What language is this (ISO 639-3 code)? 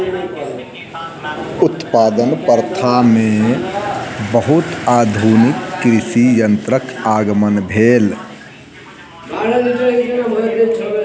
mai